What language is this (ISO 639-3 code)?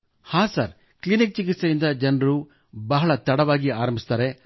kan